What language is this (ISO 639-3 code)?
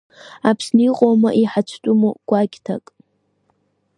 abk